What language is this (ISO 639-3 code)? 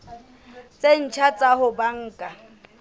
sot